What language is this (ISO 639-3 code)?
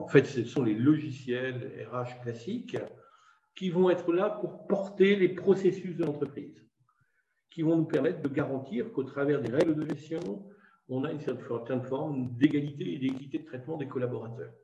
fra